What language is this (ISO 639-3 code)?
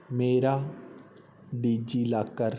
pan